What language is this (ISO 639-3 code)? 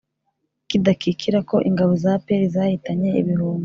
kin